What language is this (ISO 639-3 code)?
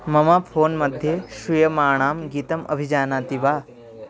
san